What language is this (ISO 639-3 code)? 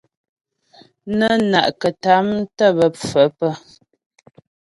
bbj